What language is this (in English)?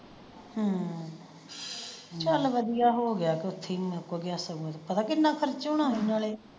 Punjabi